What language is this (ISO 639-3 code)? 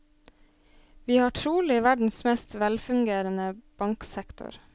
nor